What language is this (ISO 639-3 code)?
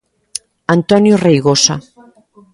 glg